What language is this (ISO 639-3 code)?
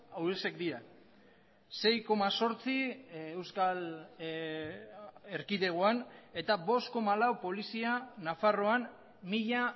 eus